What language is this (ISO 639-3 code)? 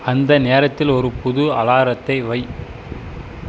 tam